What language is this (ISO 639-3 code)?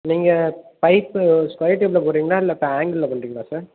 tam